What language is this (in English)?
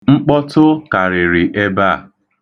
Igbo